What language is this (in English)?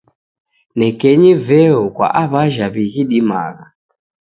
Taita